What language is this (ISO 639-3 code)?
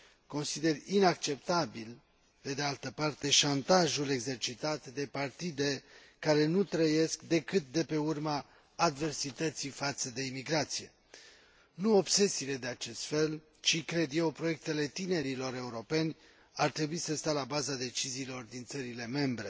ron